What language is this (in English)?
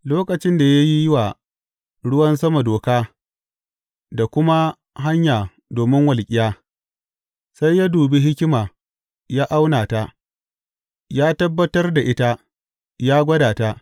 Hausa